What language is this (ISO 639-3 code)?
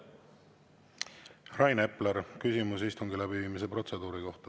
est